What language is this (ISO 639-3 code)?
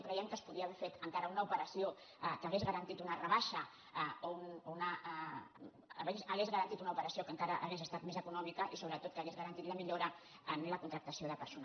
cat